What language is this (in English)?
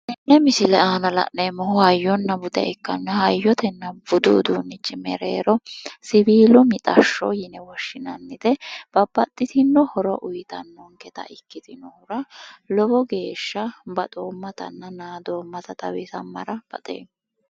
Sidamo